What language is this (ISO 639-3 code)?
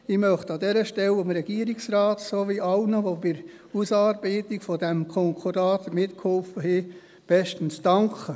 gsw